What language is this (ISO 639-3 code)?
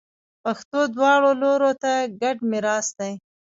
pus